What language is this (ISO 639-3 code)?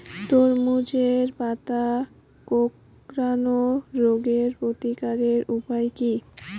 ben